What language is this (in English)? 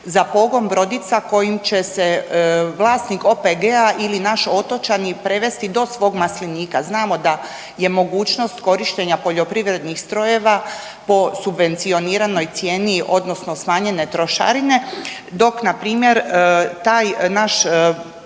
Croatian